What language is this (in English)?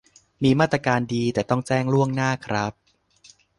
Thai